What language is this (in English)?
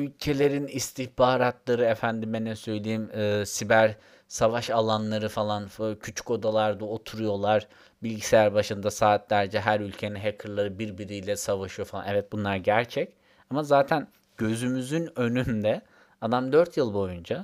Turkish